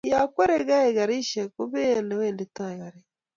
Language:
Kalenjin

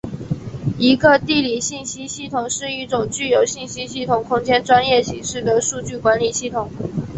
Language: Chinese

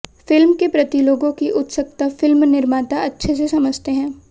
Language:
Hindi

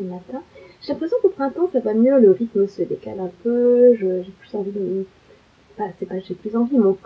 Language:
French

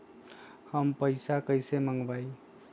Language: Magahi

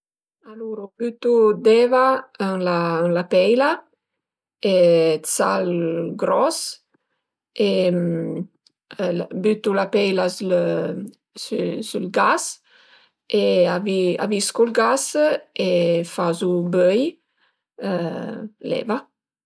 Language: Piedmontese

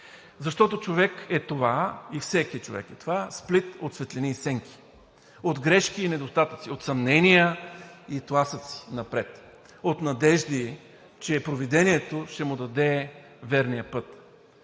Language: Bulgarian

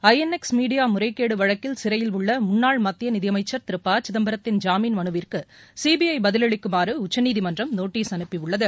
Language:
Tamil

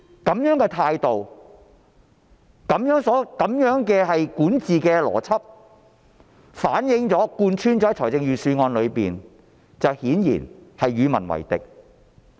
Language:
Cantonese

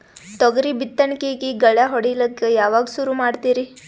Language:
Kannada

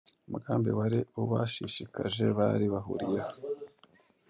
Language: Kinyarwanda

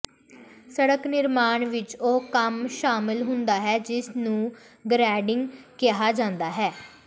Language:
Punjabi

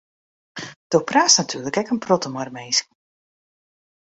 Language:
Western Frisian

